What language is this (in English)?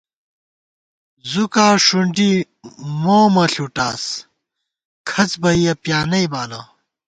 Gawar-Bati